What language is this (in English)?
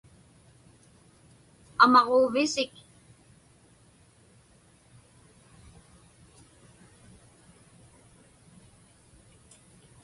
Inupiaq